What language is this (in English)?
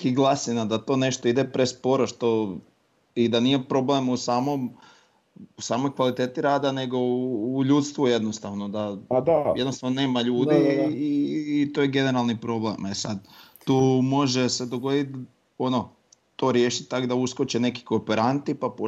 Croatian